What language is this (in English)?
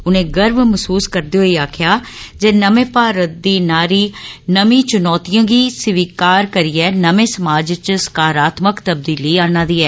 Dogri